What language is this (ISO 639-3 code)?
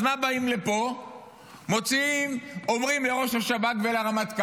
heb